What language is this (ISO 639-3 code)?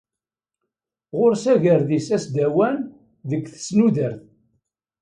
kab